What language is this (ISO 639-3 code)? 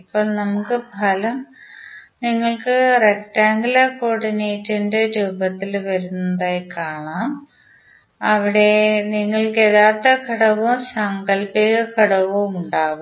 mal